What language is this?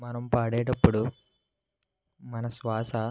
Telugu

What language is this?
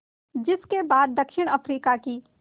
Hindi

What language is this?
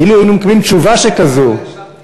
Hebrew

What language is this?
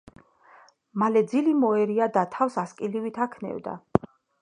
Georgian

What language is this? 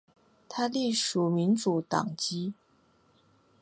Chinese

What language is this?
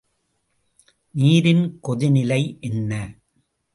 Tamil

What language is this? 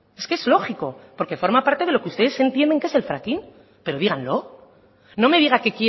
Spanish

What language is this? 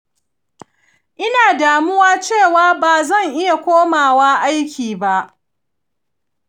Hausa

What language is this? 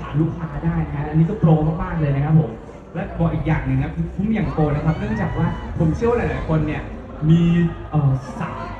Thai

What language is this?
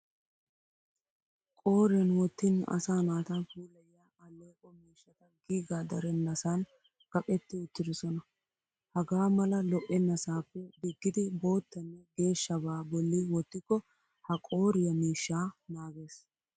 Wolaytta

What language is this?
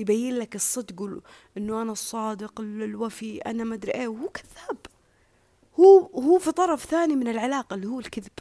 Arabic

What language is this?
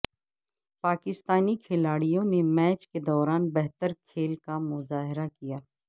Urdu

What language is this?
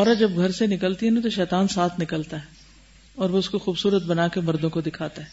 Urdu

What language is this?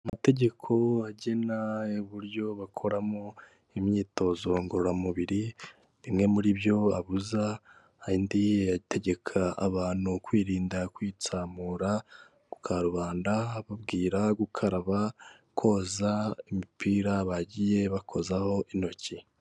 Kinyarwanda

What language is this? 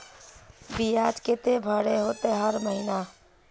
Magahi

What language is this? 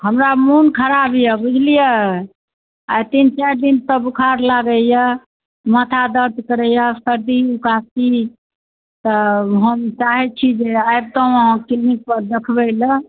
Maithili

